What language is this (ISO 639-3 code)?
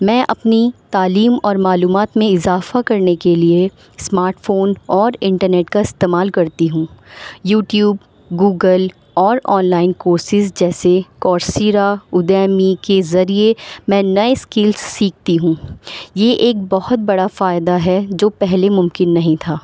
urd